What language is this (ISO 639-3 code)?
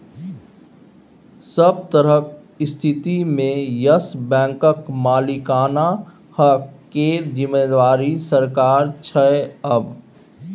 mai